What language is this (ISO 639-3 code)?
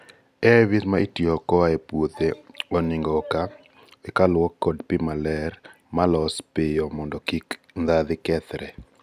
luo